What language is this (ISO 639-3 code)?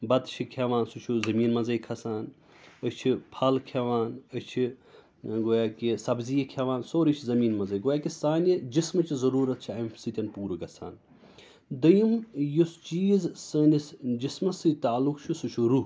kas